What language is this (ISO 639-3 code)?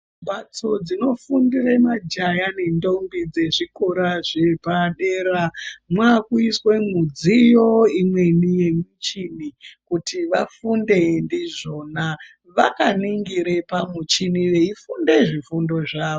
ndc